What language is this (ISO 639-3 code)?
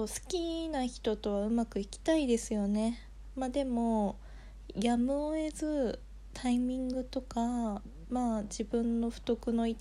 jpn